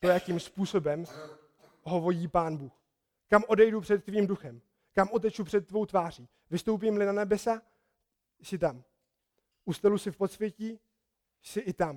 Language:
Czech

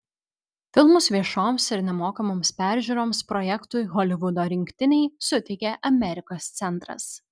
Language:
Lithuanian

